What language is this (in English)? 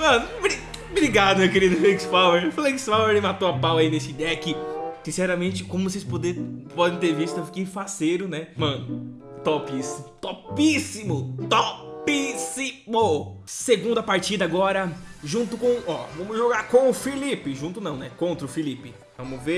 Portuguese